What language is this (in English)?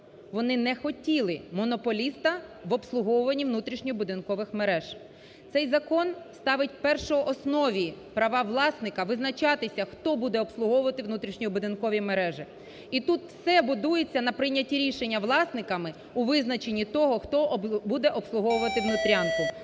Ukrainian